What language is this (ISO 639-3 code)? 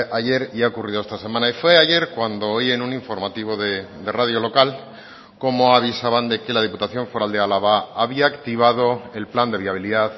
spa